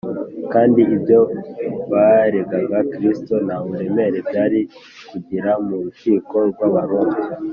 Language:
Kinyarwanda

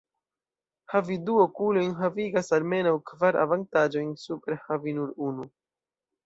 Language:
Esperanto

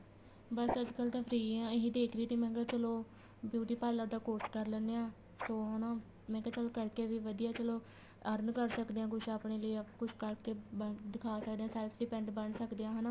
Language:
Punjabi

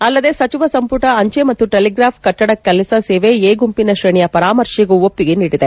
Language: Kannada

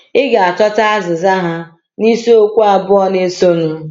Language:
Igbo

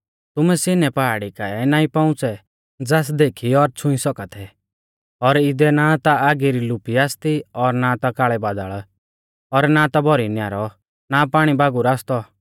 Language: Mahasu Pahari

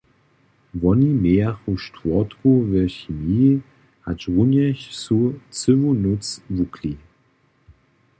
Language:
Upper Sorbian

